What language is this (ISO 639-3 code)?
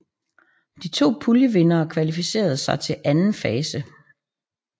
dan